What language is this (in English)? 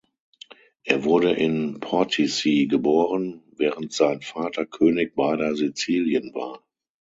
German